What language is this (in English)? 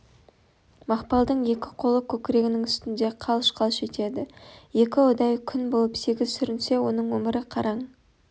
Kazakh